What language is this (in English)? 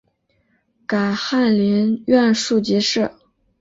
Chinese